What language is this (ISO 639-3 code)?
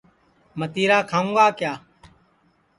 ssi